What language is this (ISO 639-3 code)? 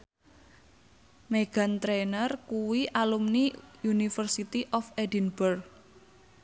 jav